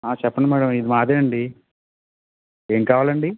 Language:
Telugu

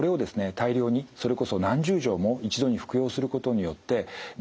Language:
Japanese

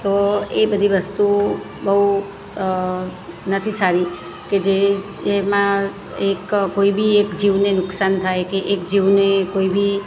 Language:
Gujarati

